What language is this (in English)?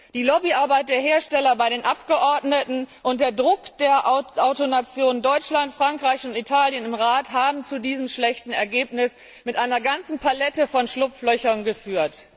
German